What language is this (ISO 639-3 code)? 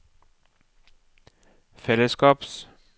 nor